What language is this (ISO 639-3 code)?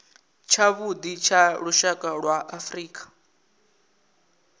ven